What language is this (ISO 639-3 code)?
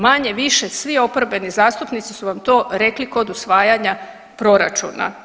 hrv